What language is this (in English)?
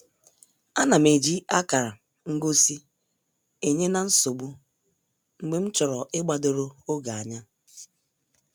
Igbo